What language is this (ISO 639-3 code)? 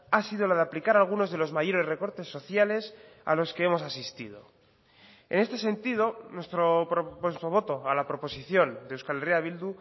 spa